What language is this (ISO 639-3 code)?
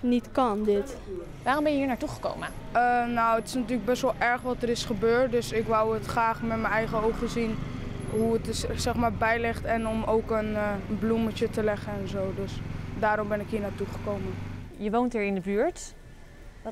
nld